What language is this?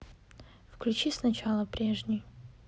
Russian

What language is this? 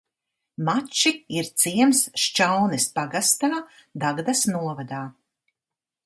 Latvian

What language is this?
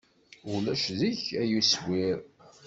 Kabyle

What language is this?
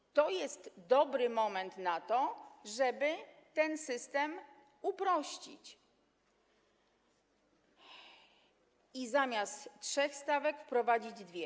Polish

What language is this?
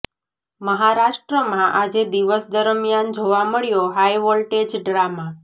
Gujarati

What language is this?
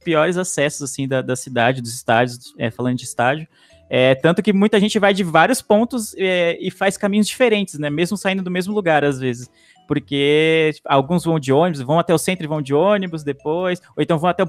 Portuguese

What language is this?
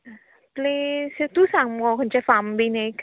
Konkani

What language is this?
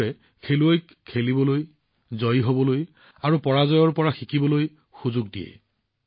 Assamese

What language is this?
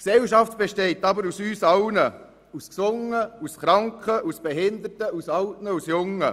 Swiss German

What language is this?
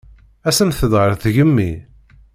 Kabyle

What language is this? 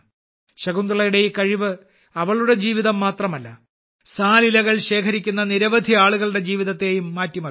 Malayalam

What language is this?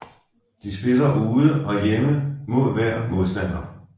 Danish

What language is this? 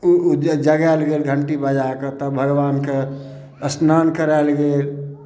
Maithili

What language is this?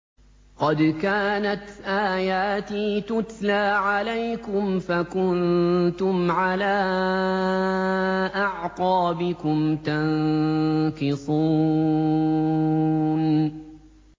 Arabic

